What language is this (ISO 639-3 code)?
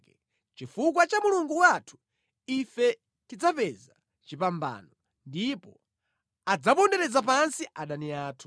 nya